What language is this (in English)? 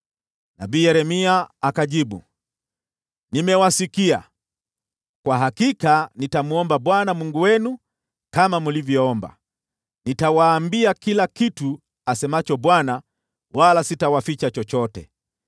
Swahili